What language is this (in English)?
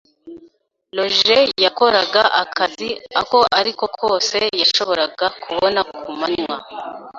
Kinyarwanda